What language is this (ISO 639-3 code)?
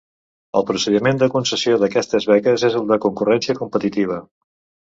cat